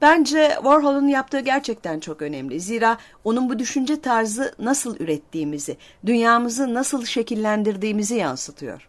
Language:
Turkish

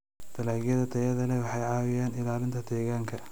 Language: Somali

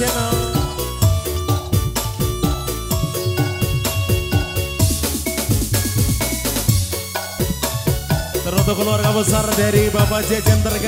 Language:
Arabic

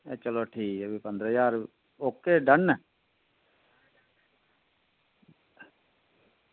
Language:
Dogri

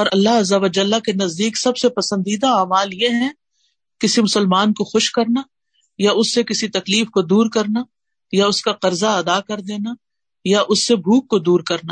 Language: Urdu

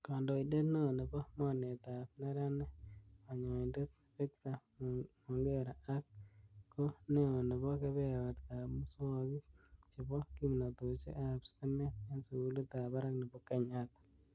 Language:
Kalenjin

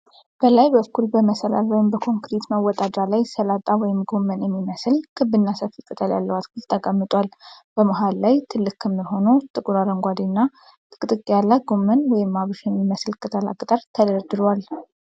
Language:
Amharic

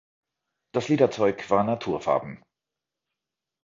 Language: German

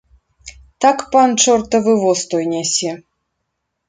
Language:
Belarusian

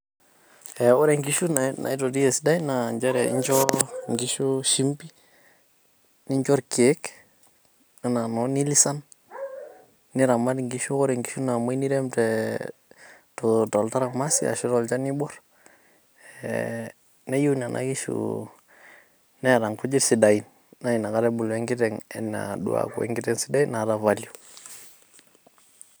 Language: Masai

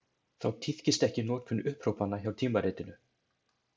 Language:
Icelandic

